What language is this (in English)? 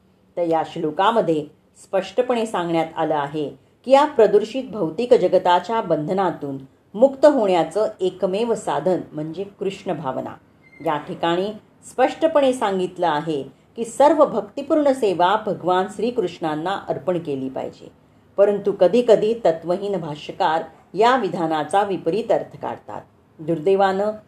Marathi